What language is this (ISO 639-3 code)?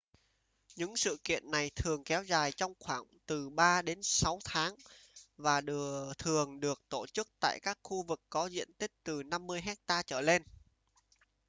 vie